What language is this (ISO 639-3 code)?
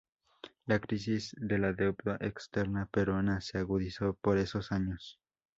spa